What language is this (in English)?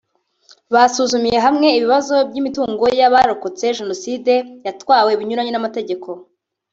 Kinyarwanda